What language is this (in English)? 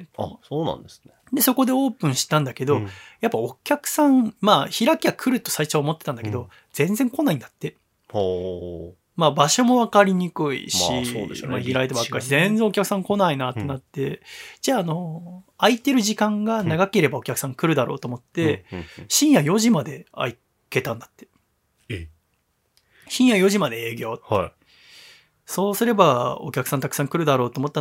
Japanese